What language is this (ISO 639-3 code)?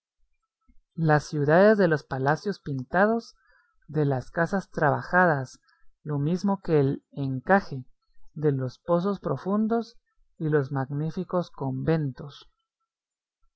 spa